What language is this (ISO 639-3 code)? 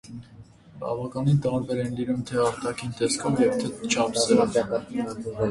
hye